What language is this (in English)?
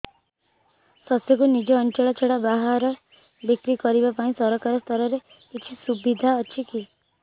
Odia